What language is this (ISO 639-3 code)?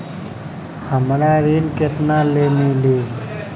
bho